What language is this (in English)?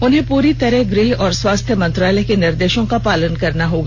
Hindi